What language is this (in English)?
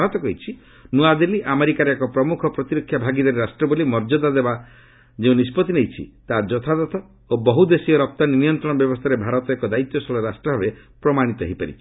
Odia